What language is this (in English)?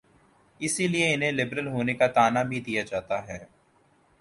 Urdu